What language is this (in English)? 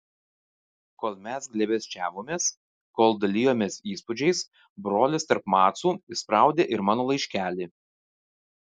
Lithuanian